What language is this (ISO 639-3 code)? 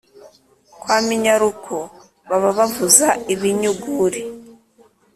kin